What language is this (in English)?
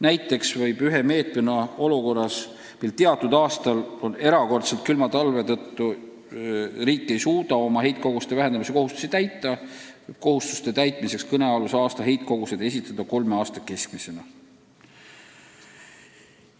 Estonian